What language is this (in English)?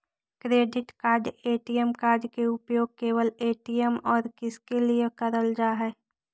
Magahi